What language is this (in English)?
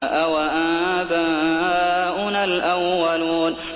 Arabic